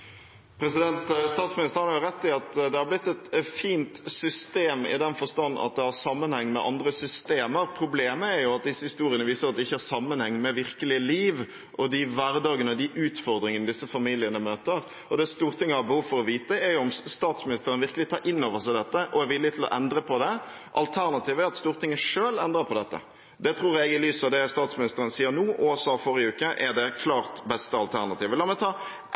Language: Norwegian Bokmål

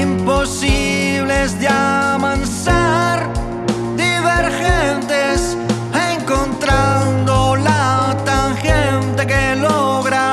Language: Spanish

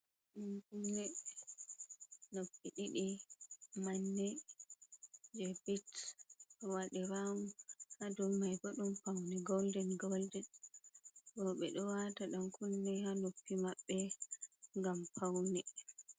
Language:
Fula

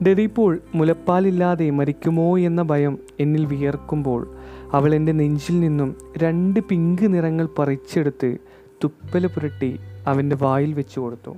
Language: Malayalam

